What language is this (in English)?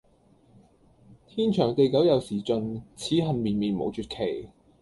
Cantonese